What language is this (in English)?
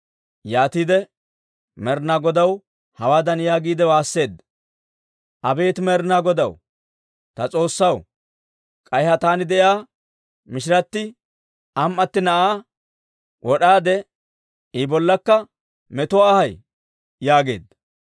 Dawro